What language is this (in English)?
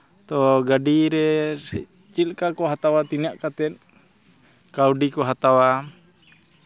Santali